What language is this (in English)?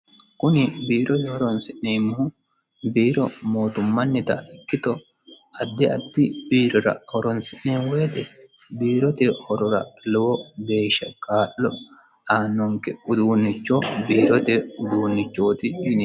Sidamo